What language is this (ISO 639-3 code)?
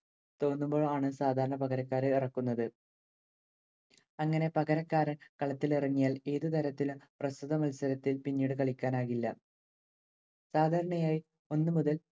mal